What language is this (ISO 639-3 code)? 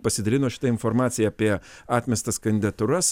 lit